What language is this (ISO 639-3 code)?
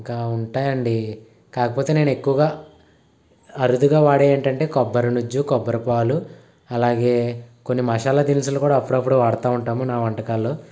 tel